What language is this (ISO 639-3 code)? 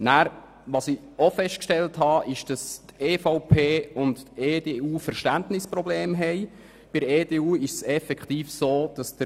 gsw